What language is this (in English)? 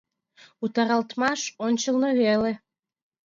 Mari